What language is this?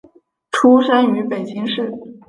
Chinese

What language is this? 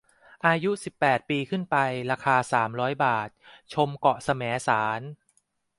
Thai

